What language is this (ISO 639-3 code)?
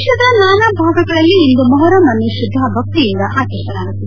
kan